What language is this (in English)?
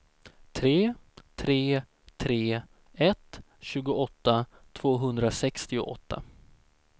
Swedish